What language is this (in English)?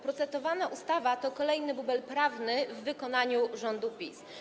Polish